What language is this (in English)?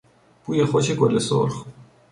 Persian